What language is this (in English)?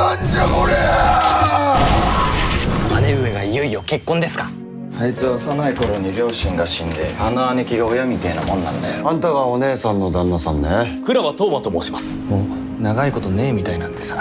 Japanese